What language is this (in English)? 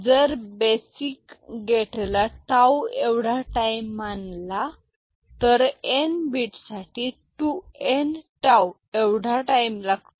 Marathi